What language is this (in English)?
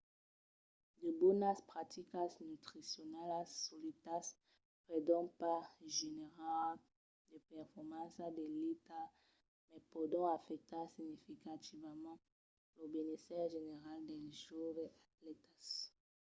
Occitan